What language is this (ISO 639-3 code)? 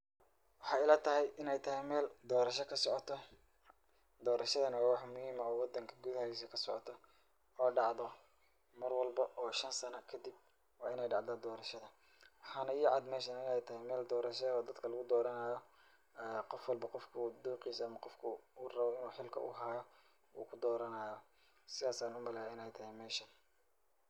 som